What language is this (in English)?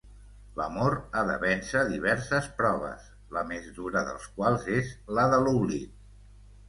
Catalan